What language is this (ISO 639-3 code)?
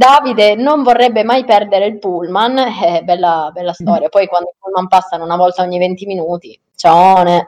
ita